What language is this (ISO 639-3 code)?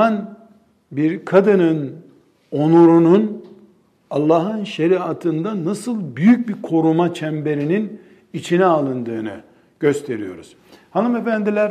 tur